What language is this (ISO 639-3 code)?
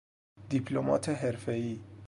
fas